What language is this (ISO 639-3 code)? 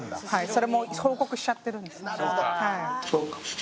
jpn